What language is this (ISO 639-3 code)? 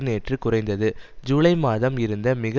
tam